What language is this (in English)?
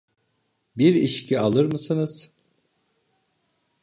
Turkish